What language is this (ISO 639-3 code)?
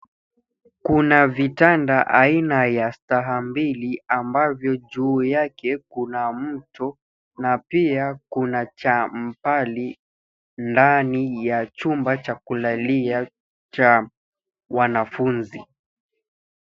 swa